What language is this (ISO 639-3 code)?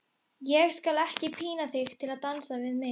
isl